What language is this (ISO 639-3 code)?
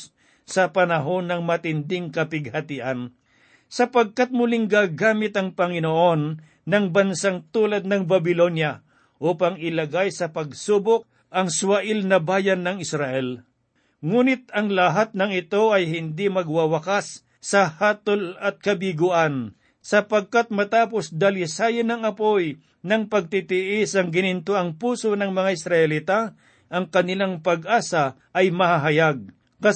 fil